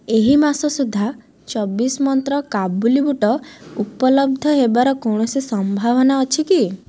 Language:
Odia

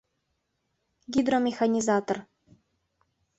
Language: Mari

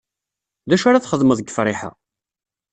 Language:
Kabyle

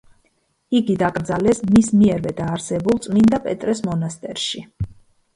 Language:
Georgian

